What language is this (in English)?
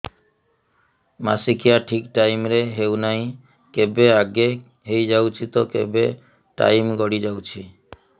Odia